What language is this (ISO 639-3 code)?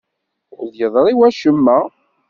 kab